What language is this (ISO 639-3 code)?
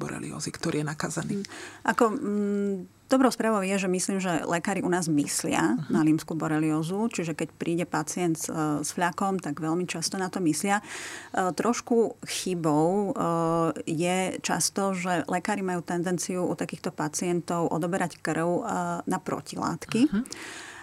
slk